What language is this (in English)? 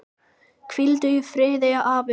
Icelandic